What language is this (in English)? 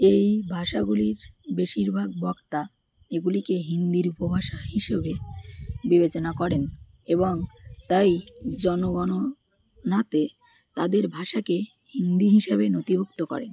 Bangla